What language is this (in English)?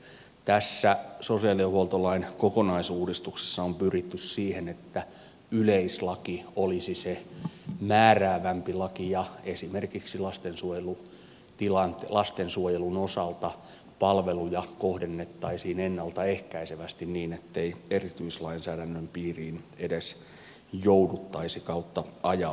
Finnish